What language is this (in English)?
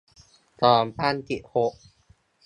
Thai